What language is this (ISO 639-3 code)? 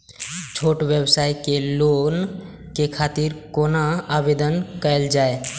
mai